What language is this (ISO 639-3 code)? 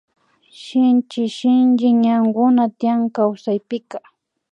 qvi